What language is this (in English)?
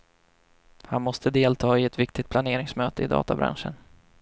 Swedish